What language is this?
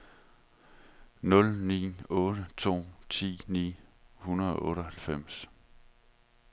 Danish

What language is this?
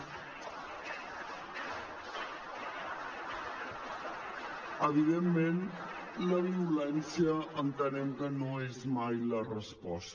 Catalan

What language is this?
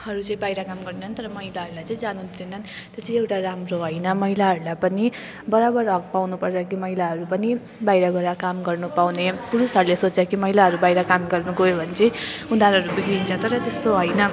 Nepali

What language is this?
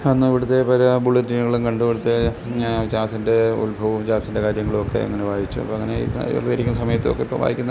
Malayalam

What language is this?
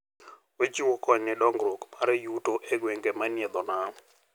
Luo (Kenya and Tanzania)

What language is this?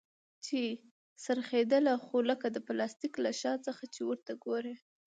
Pashto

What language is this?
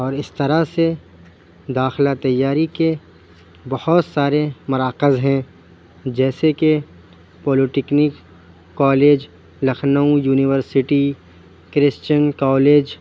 Urdu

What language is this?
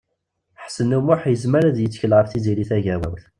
Kabyle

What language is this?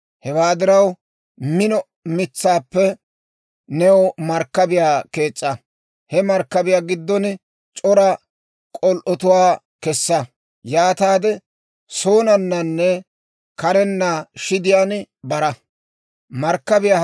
Dawro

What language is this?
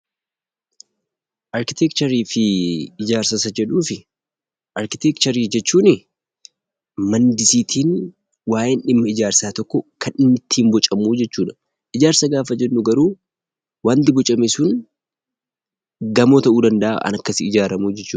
Oromo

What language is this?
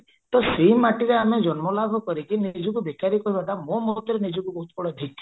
Odia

